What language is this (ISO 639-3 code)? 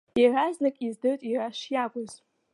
abk